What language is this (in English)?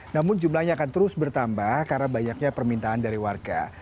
Indonesian